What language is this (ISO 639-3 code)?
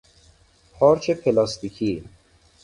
fas